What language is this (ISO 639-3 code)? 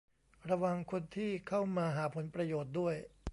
tha